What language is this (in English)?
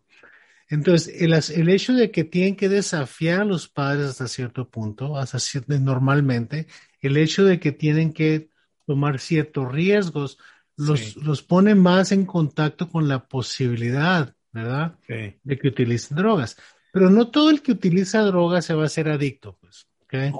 Spanish